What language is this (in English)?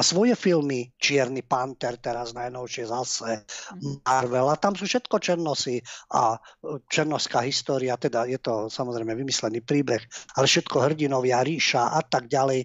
Slovak